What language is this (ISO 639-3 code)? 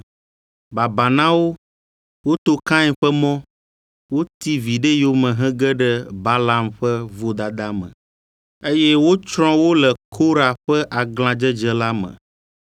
ewe